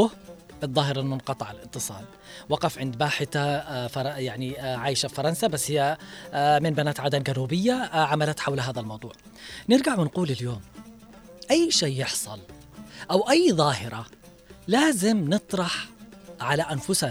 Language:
Arabic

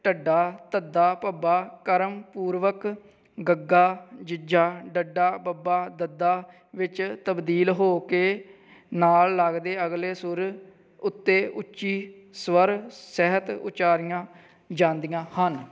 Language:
Punjabi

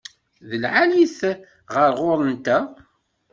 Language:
Kabyle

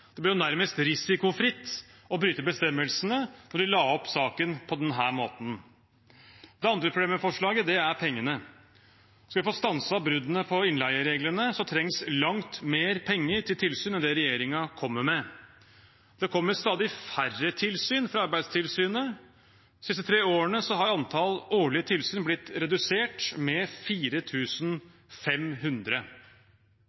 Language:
Norwegian Bokmål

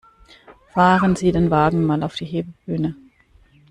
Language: German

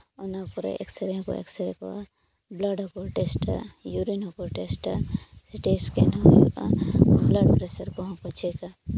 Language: Santali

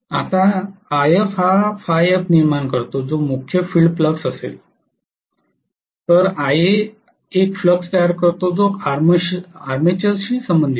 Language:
Marathi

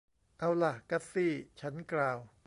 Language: Thai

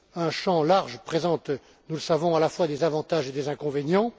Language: French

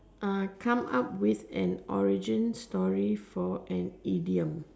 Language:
English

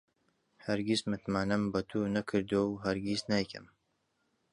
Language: Central Kurdish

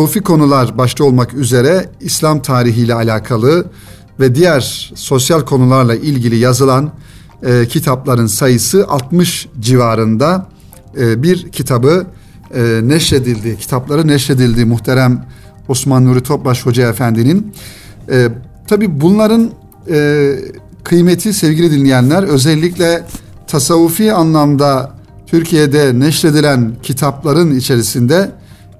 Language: Turkish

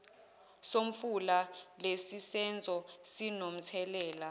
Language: Zulu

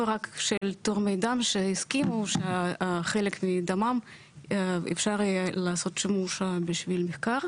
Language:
Hebrew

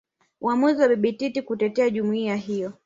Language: Swahili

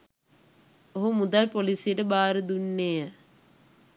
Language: Sinhala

